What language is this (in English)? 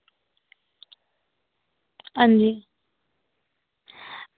Dogri